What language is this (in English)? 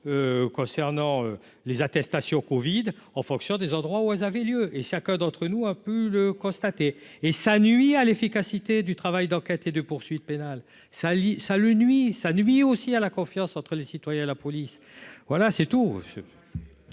French